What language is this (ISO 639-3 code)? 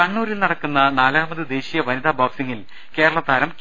mal